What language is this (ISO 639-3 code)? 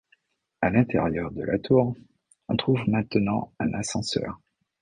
fra